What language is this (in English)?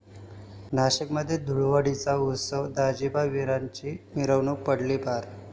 Marathi